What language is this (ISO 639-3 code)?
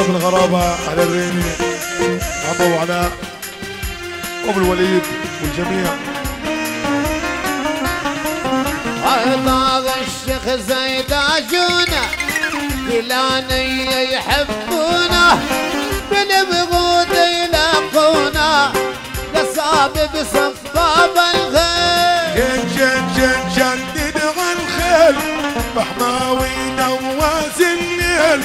ara